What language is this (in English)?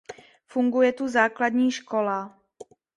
Czech